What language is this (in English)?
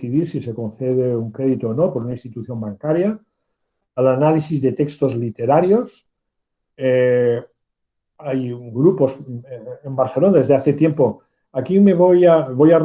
Spanish